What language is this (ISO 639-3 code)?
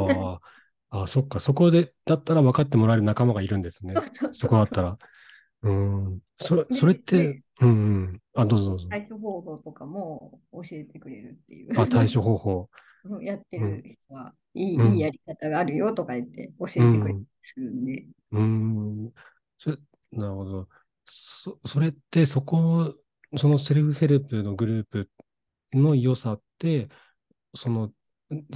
jpn